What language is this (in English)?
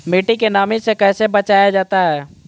Magahi